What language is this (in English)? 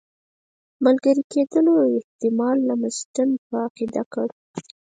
Pashto